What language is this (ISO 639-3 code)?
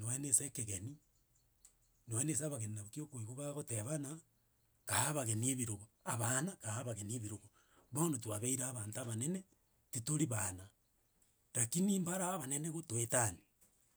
guz